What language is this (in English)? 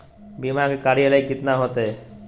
Magahi